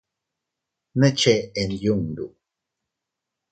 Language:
Teutila Cuicatec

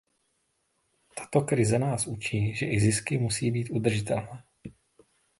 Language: Czech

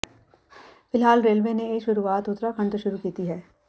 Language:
Punjabi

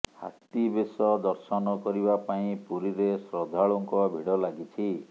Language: Odia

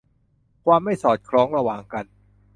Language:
Thai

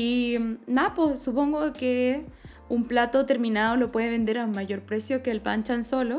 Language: Spanish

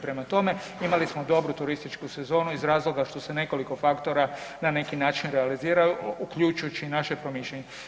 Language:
Croatian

